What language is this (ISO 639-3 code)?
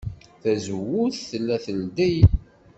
kab